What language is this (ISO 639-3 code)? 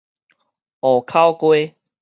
nan